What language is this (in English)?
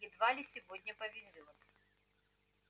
Russian